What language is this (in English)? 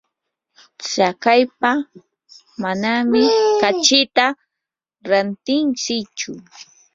Yanahuanca Pasco Quechua